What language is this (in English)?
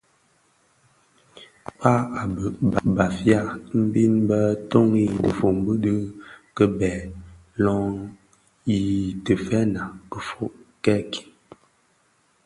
Bafia